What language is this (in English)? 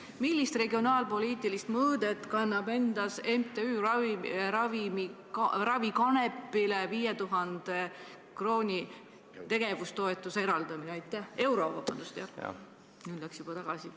Estonian